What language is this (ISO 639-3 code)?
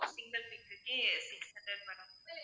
tam